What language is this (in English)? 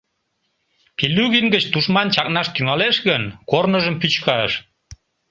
Mari